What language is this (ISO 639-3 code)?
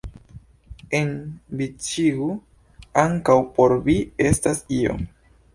epo